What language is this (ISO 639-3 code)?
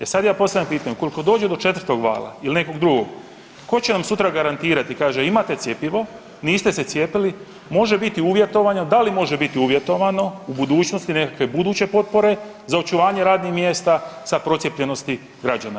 hrv